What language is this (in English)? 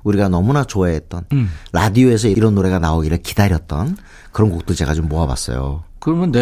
Korean